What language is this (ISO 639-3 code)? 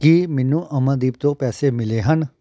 pan